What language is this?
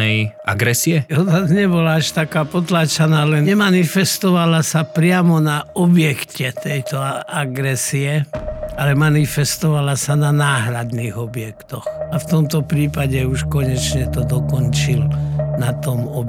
Slovak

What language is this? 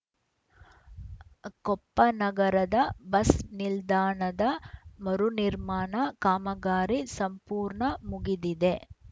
Kannada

